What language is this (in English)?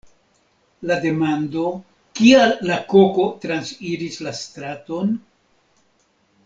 Esperanto